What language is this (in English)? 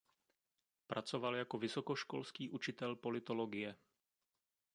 Czech